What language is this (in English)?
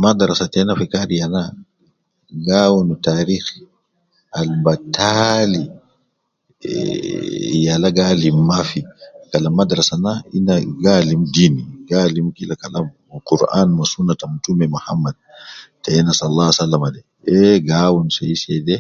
Nubi